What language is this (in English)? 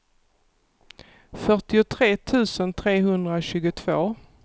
Swedish